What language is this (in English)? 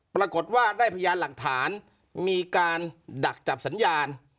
Thai